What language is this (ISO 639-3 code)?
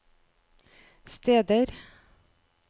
nor